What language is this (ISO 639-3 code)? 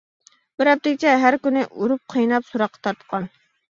uig